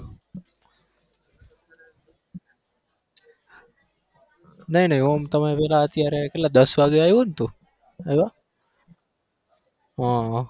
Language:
Gujarati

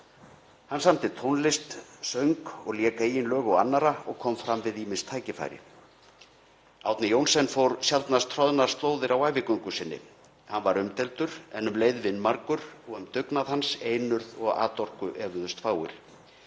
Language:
Icelandic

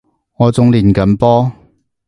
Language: Cantonese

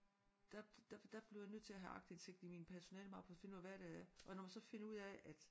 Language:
Danish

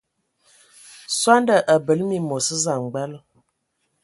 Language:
Ewondo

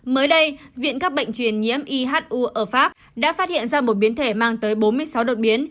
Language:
Vietnamese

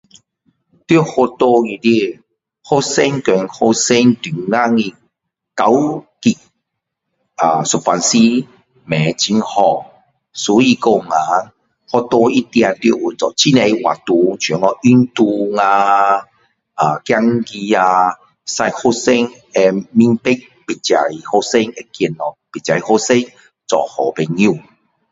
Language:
Min Dong Chinese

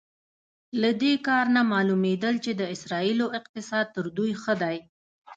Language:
Pashto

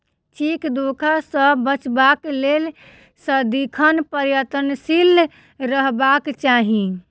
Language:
Maithili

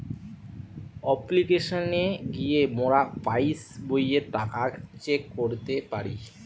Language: Bangla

